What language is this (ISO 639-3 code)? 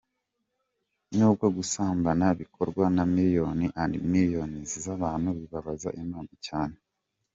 kin